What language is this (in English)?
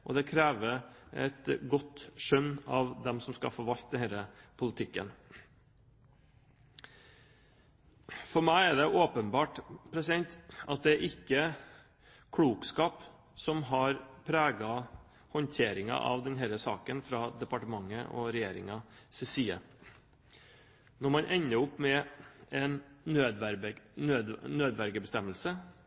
Norwegian Bokmål